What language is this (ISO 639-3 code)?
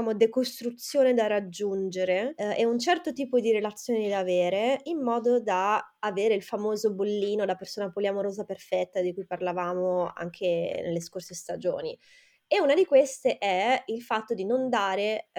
ita